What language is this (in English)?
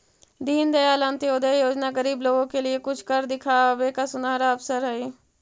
Magahi